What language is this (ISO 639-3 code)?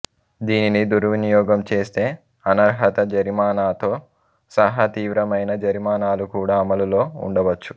tel